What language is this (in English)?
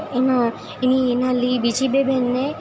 Gujarati